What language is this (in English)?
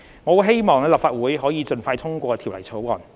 Cantonese